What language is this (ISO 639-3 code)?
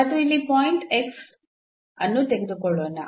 kan